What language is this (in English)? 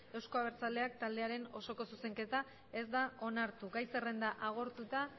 Basque